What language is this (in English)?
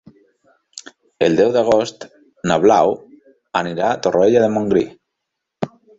Catalan